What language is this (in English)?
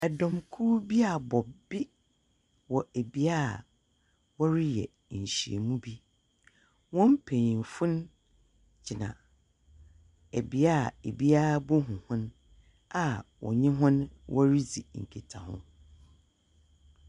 Akan